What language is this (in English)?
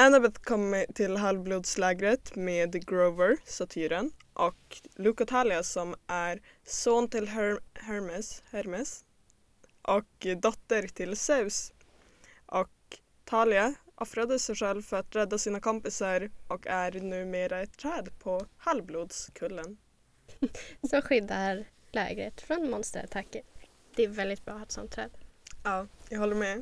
Swedish